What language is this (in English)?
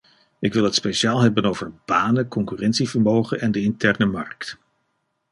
Dutch